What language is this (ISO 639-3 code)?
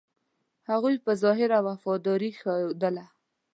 pus